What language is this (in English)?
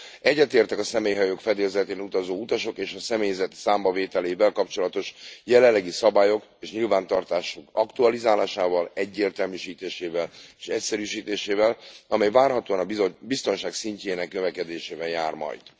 Hungarian